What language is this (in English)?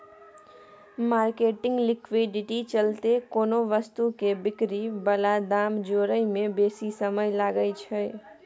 Maithili